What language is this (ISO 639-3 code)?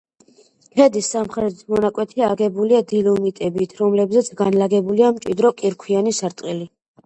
kat